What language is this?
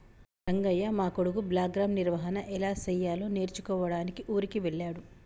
Telugu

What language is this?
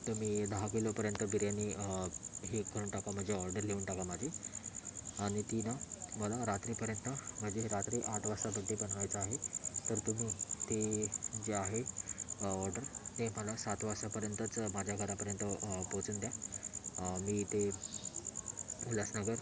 Marathi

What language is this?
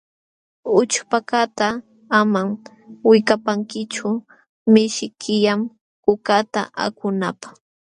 Jauja Wanca Quechua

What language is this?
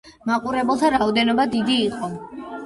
Georgian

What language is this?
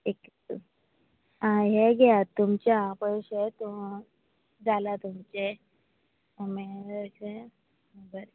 Konkani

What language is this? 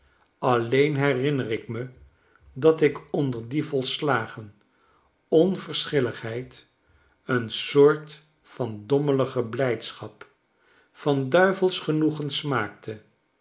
Dutch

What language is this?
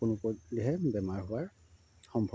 Assamese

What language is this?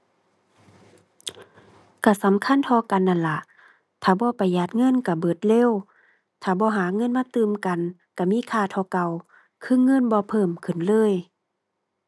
Thai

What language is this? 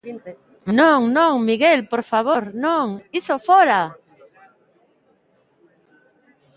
Galician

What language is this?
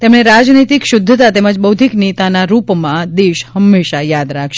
Gujarati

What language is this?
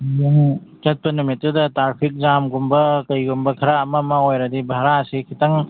Manipuri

